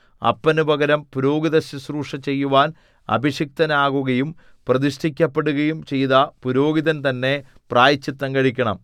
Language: Malayalam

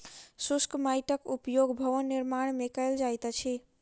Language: Maithili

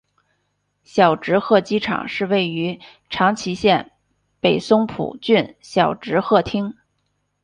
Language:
Chinese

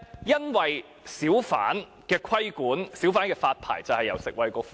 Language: Cantonese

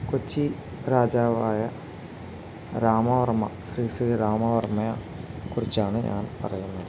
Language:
Malayalam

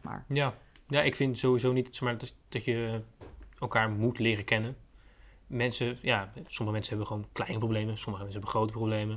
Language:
Dutch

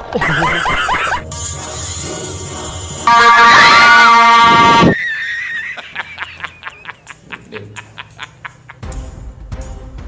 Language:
Indonesian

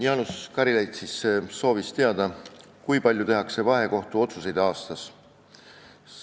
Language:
Estonian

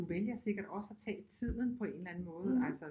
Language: Danish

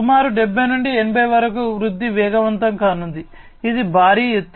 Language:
Telugu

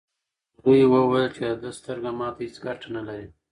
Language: Pashto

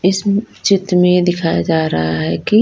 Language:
Hindi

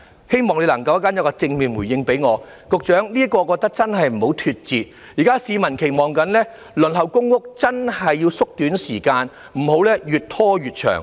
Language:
Cantonese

